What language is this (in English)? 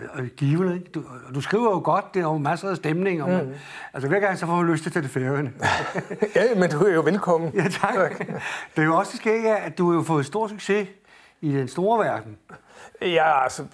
Danish